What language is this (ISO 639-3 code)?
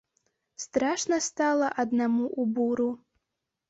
bel